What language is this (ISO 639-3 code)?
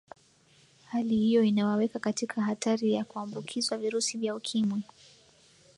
swa